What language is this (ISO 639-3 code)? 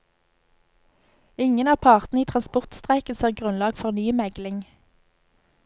nor